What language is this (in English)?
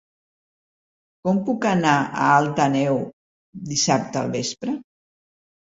Catalan